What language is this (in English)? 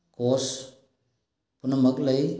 Manipuri